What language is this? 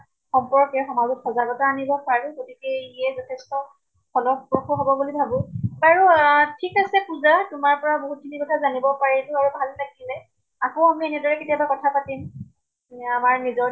Assamese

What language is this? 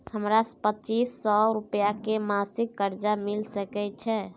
Maithili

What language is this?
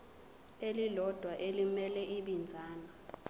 Zulu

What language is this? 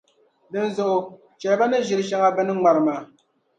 Dagbani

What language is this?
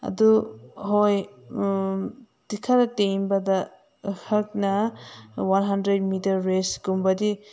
Manipuri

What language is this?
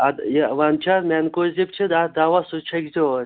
Kashmiri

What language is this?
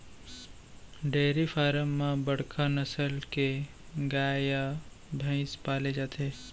Chhattisgarhi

